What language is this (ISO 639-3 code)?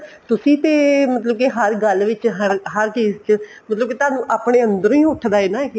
pan